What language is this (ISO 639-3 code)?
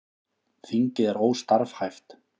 isl